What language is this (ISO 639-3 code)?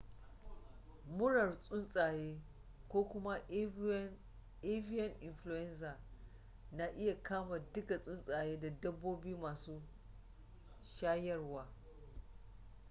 hau